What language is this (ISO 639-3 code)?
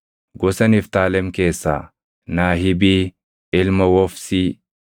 orm